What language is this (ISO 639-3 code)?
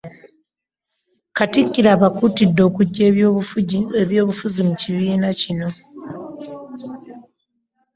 lug